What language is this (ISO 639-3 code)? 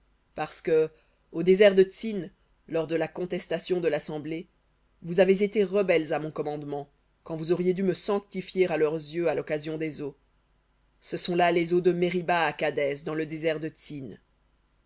fra